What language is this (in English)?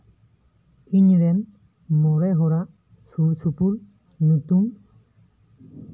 Santali